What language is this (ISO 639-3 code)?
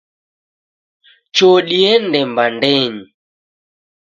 dav